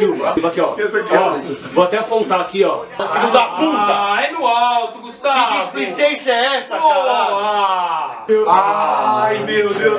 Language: Portuguese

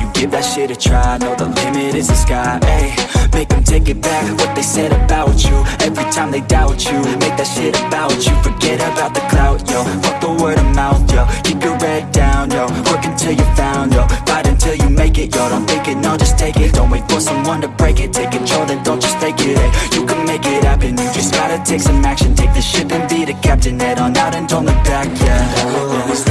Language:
English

